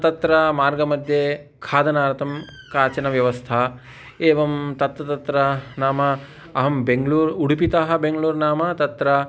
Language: Sanskrit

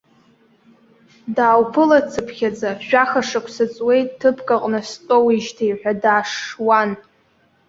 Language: Abkhazian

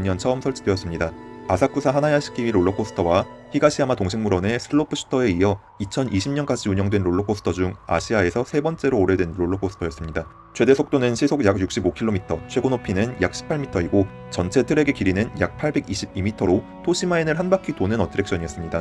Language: Korean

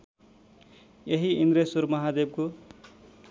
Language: Nepali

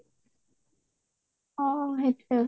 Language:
Assamese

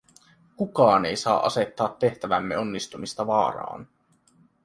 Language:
Finnish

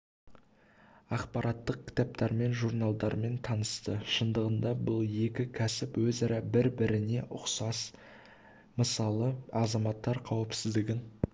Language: Kazakh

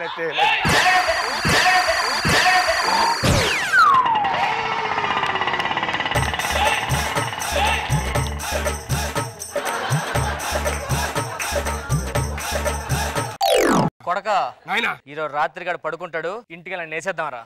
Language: Telugu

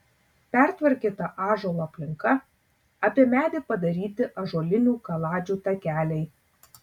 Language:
Lithuanian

